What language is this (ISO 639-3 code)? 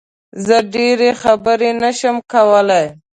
pus